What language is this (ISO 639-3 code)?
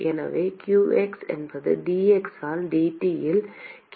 tam